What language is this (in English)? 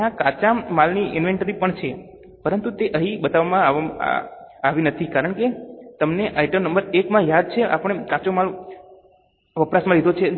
Gujarati